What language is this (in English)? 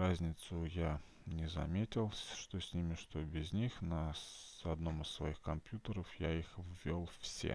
Russian